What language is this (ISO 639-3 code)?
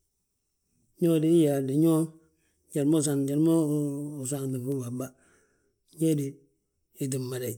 bjt